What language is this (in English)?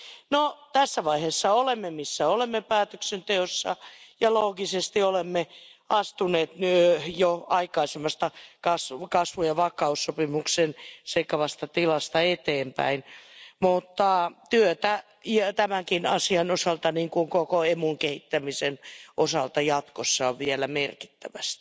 Finnish